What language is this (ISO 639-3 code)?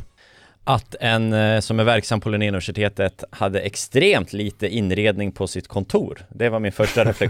swe